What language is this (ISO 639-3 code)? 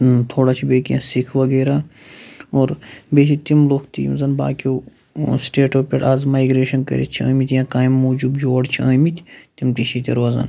kas